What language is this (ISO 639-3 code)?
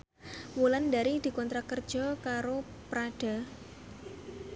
jav